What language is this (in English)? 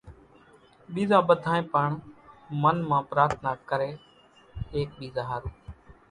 Kachi Koli